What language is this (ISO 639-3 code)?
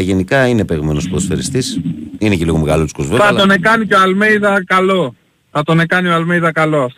ell